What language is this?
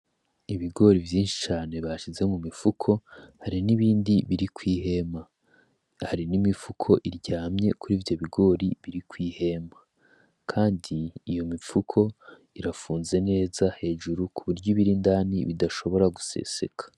Rundi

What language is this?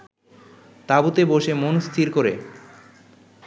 Bangla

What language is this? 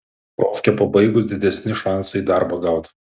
Lithuanian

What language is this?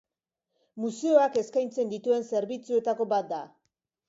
Basque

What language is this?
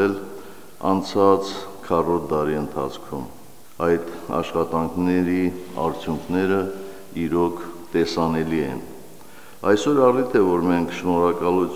Latvian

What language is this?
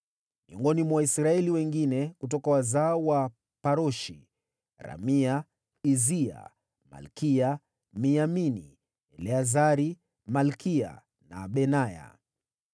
Swahili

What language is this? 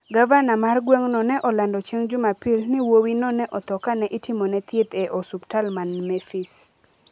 Luo (Kenya and Tanzania)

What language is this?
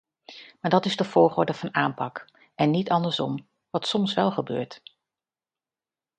Dutch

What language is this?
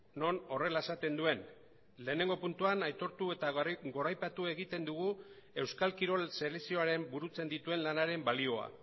Basque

